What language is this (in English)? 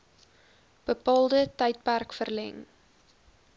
Afrikaans